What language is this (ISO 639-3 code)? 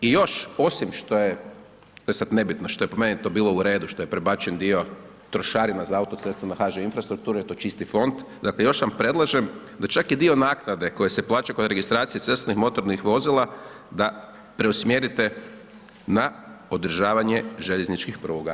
hrv